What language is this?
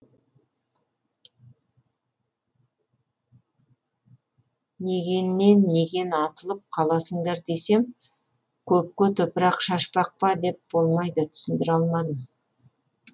Kazakh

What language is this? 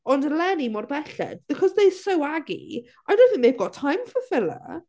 Welsh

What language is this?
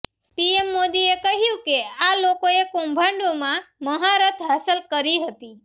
Gujarati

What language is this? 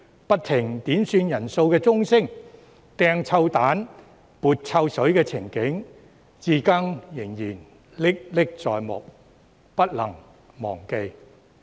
Cantonese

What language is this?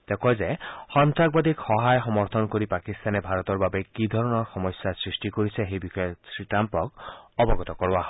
Assamese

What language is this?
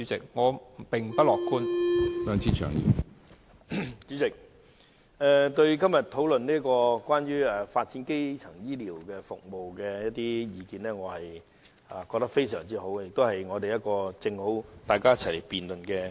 Cantonese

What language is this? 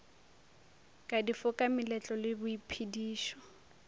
Northern Sotho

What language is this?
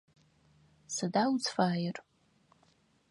Adyghe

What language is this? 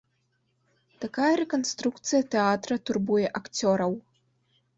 Belarusian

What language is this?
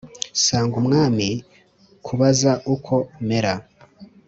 Kinyarwanda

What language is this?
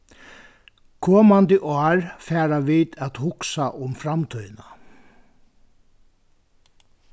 Faroese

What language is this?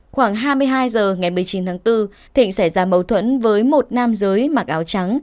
Vietnamese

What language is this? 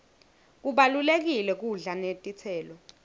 Swati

